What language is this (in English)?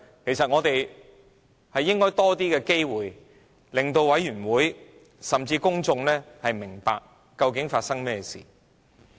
Cantonese